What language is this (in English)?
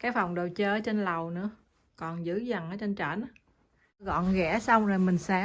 Vietnamese